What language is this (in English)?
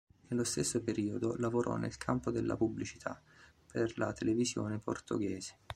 Italian